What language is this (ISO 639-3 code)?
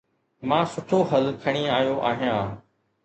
snd